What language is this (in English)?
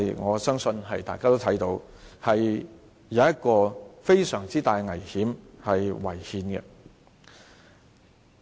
Cantonese